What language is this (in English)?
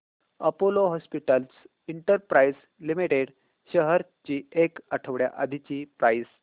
Marathi